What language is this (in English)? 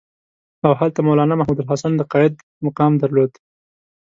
Pashto